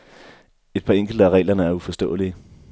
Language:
Danish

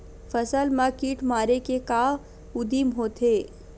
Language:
Chhattisgarhi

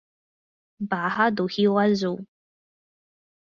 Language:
Portuguese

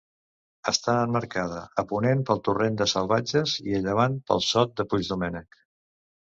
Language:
Catalan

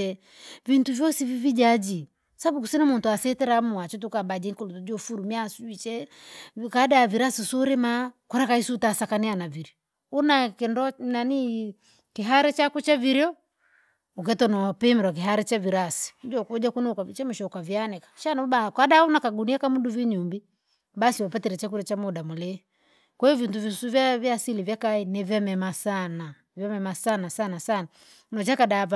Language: Langi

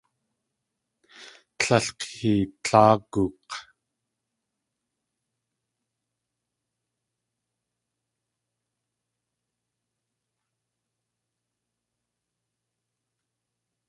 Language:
Tlingit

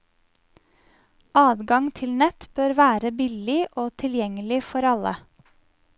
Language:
Norwegian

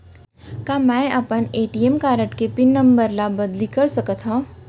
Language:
Chhattisgarhi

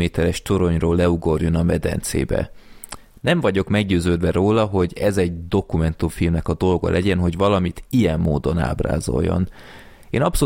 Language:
Hungarian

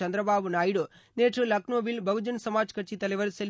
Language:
Tamil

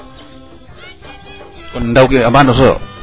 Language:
Serer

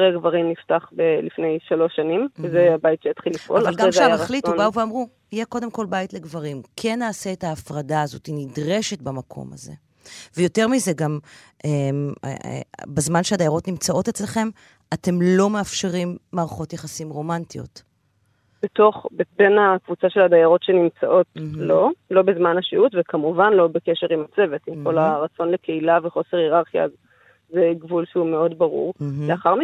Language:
Hebrew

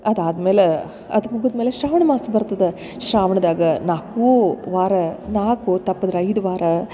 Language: Kannada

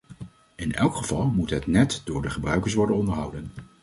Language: Dutch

